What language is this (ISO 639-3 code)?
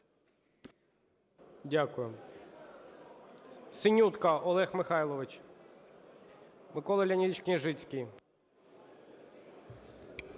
ukr